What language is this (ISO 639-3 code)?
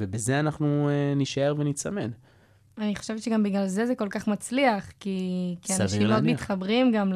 heb